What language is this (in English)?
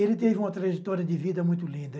Portuguese